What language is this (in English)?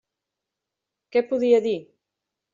Catalan